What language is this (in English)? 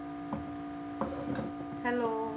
Punjabi